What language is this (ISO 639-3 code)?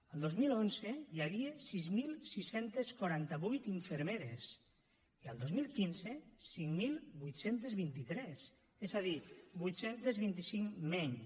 cat